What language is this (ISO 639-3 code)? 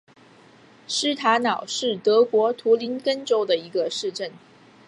zho